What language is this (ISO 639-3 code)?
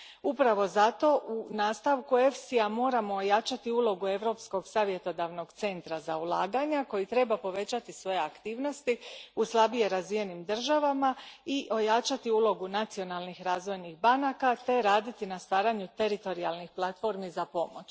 hrv